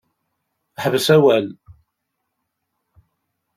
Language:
Kabyle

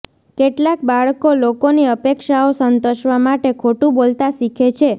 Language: Gujarati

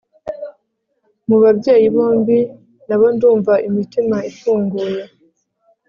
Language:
Kinyarwanda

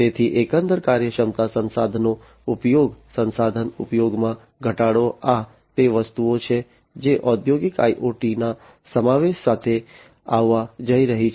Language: Gujarati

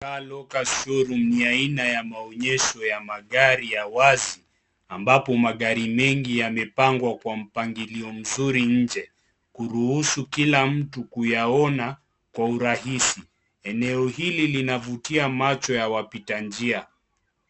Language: Swahili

